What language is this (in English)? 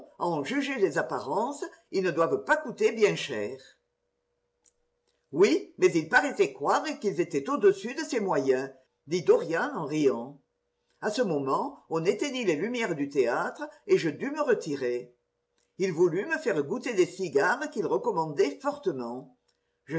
French